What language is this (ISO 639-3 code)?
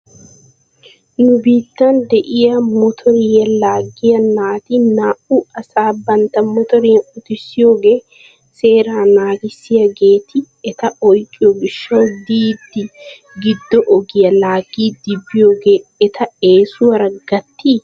wal